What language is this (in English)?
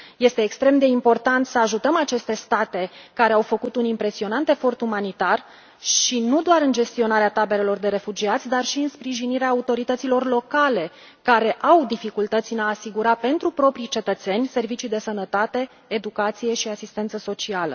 Romanian